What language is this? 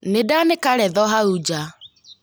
Kikuyu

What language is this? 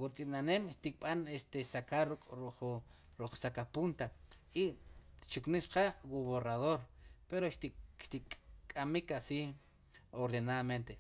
Sipacapense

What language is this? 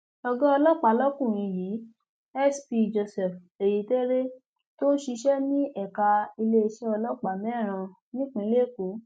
Yoruba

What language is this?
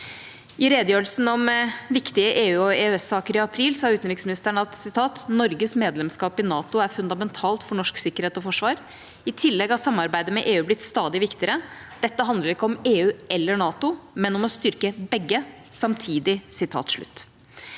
Norwegian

